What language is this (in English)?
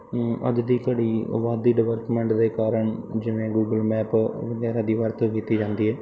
Punjabi